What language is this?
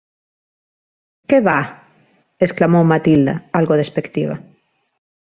Galician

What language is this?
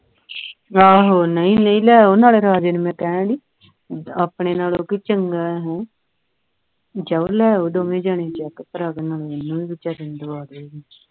Punjabi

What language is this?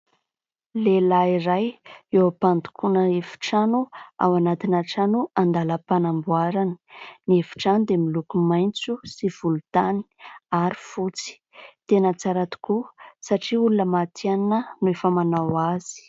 Malagasy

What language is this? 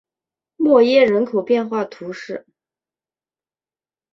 Chinese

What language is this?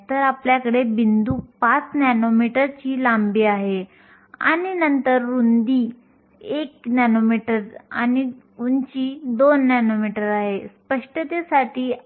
Marathi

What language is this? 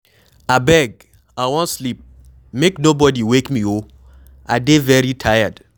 Nigerian Pidgin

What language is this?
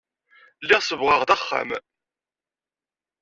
Kabyle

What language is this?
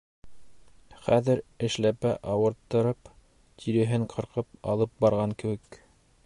Bashkir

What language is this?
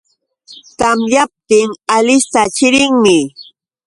Yauyos Quechua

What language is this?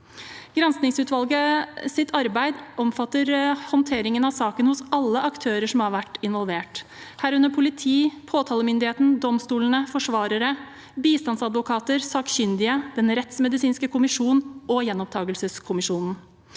Norwegian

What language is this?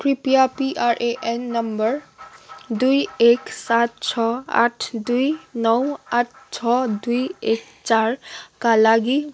Nepali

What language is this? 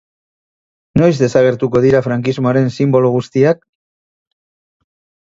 Basque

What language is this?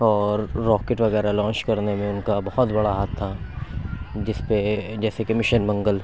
Urdu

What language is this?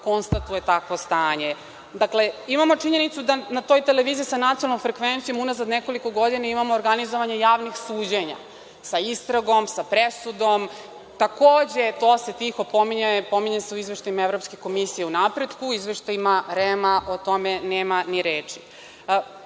Serbian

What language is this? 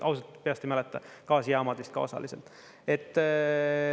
Estonian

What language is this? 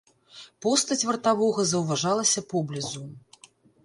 Belarusian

